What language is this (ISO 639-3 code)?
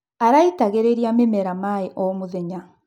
kik